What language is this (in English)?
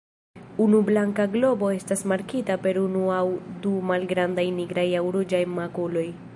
Esperanto